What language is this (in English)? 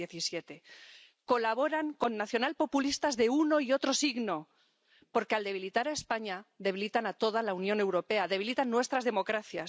Spanish